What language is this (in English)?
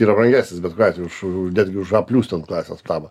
Lithuanian